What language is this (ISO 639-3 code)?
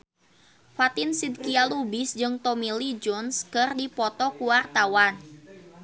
sun